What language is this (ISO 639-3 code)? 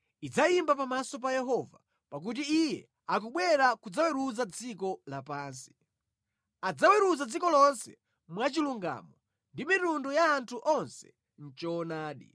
nya